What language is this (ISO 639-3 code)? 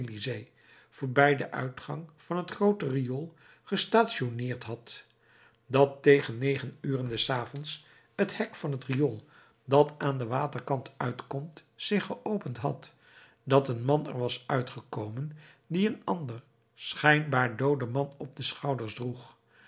nld